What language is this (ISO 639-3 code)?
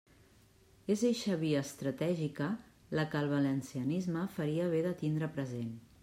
cat